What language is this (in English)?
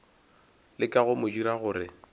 Northern Sotho